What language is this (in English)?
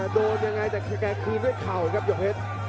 Thai